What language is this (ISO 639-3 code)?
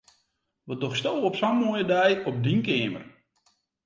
fry